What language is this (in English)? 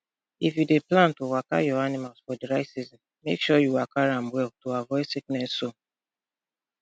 Nigerian Pidgin